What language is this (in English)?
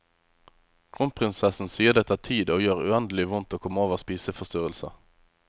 Norwegian